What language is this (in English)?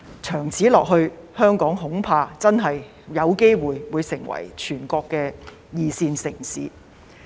Cantonese